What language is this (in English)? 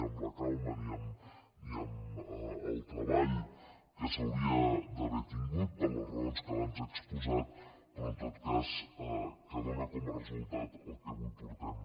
Catalan